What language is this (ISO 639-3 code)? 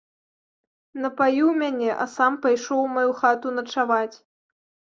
bel